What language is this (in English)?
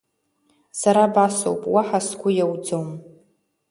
Abkhazian